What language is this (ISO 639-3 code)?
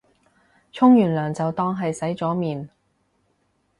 yue